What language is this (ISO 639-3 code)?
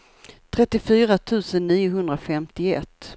swe